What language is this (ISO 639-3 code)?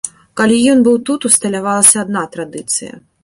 bel